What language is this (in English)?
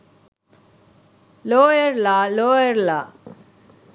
Sinhala